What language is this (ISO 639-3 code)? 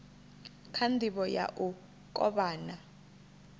ven